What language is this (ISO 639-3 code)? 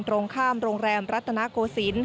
tha